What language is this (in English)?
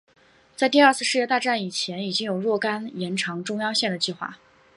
Chinese